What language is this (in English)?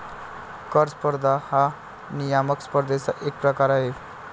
Marathi